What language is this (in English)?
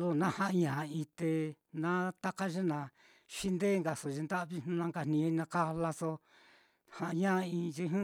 Mitlatongo Mixtec